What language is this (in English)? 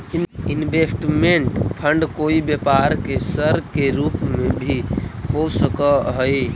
Magahi